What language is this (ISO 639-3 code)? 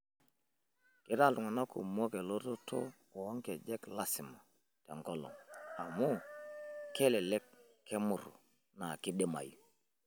mas